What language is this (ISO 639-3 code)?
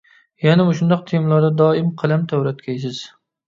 uig